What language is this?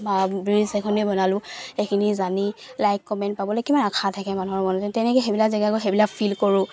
Assamese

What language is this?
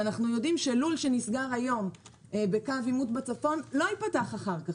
Hebrew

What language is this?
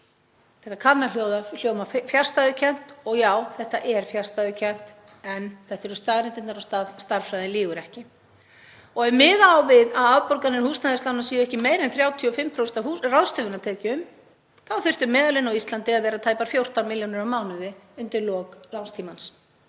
Icelandic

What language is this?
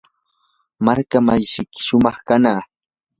Yanahuanca Pasco Quechua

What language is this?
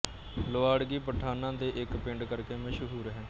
Punjabi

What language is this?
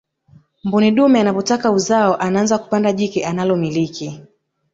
Swahili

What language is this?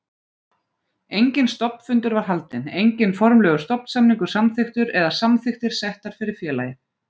Icelandic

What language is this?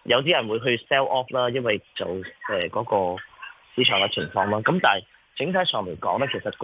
Chinese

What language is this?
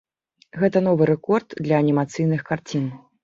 Belarusian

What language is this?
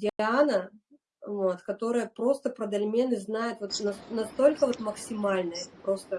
Russian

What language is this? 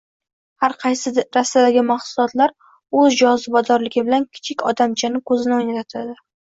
Uzbek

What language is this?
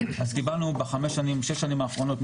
Hebrew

